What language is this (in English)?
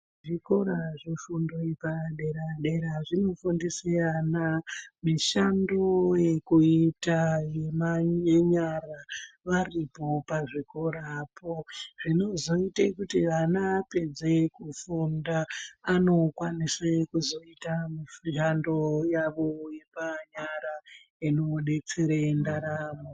Ndau